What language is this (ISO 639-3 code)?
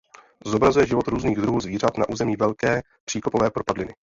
ces